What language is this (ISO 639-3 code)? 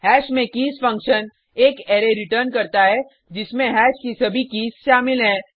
hin